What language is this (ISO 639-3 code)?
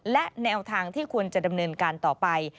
tha